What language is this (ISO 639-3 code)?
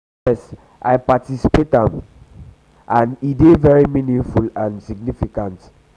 pcm